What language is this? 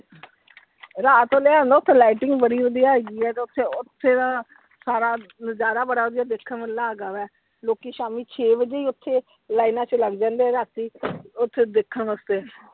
Punjabi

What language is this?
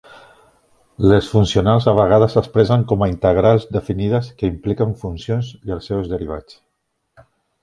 Catalan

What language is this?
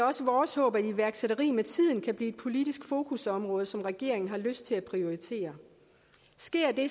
Danish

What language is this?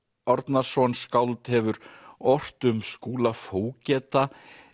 Icelandic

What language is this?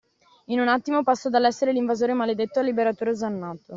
Italian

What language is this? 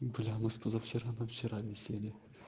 Russian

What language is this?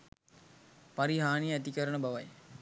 Sinhala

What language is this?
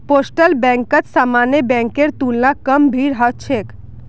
Magahi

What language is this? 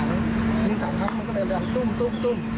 Thai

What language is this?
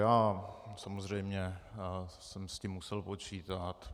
Czech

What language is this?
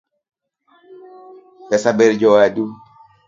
Luo (Kenya and Tanzania)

